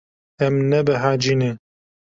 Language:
Kurdish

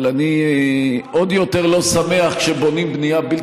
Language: Hebrew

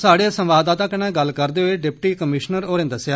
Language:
Dogri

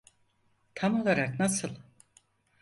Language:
Turkish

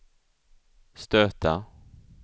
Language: Swedish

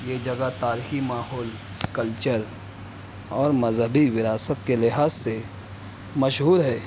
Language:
Urdu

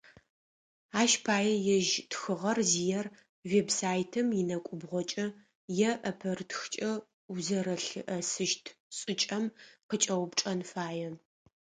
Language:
Adyghe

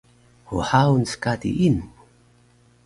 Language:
Taroko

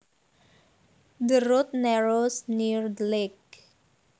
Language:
Javanese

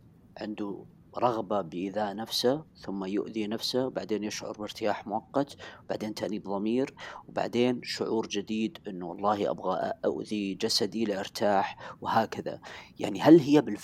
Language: Arabic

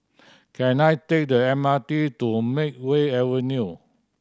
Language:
English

